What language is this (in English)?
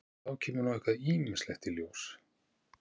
Icelandic